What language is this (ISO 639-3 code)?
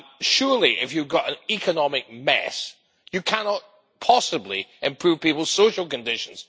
eng